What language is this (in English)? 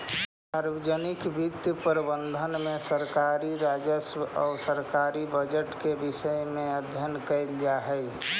Magahi